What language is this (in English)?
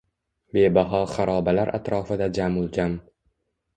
Uzbek